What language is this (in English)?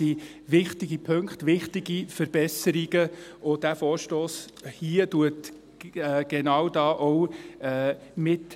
Swiss German